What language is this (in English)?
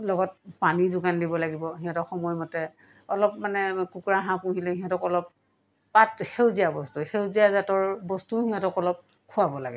Assamese